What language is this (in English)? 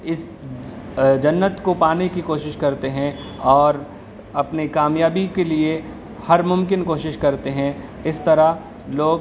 Urdu